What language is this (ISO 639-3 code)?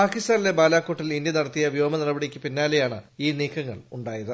mal